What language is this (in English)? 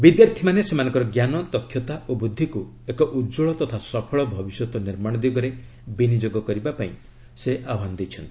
Odia